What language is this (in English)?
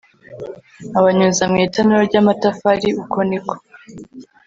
Kinyarwanda